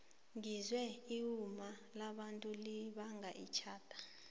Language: South Ndebele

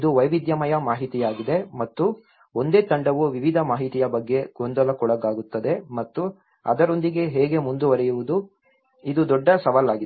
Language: Kannada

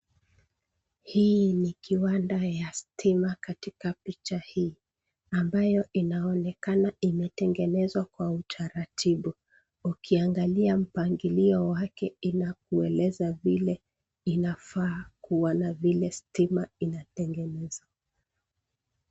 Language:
Swahili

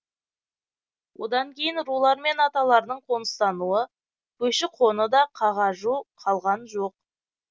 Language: Kazakh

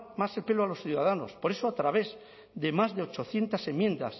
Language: Spanish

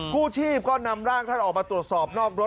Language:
Thai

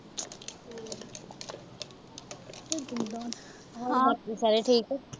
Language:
Punjabi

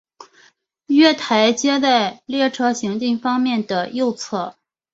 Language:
Chinese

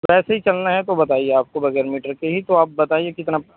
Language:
Urdu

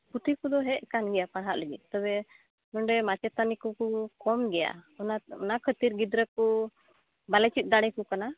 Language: Santali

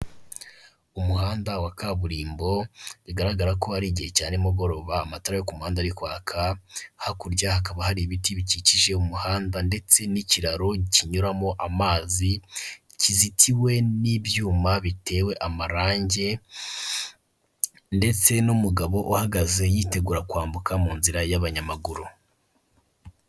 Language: Kinyarwanda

